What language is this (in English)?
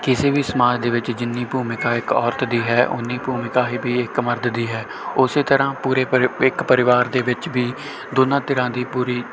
Punjabi